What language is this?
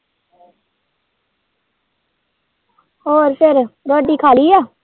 Punjabi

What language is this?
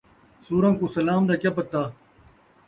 Saraiki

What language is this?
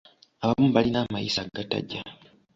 Ganda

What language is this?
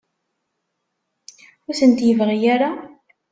Kabyle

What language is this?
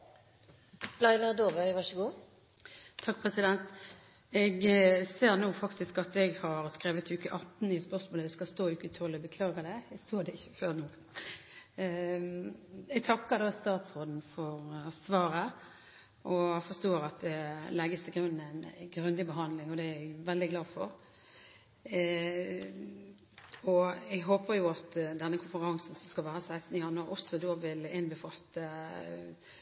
Norwegian Bokmål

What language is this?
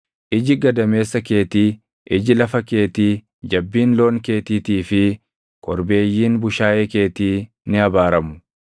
Oromo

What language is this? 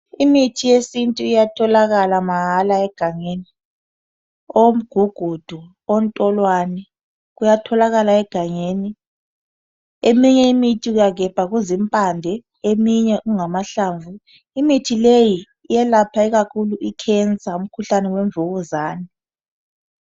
North Ndebele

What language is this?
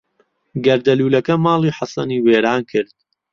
Central Kurdish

